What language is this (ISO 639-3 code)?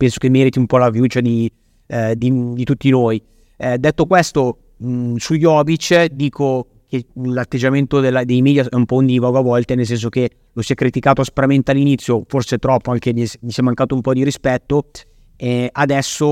ita